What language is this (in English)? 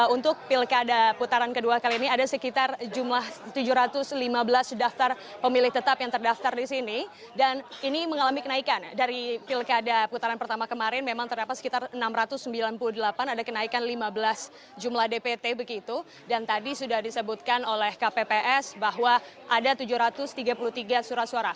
Indonesian